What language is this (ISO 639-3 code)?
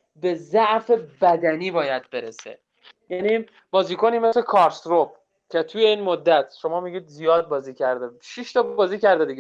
fas